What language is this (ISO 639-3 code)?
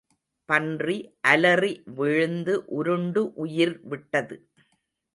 tam